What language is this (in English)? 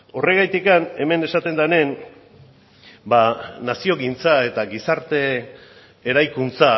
Basque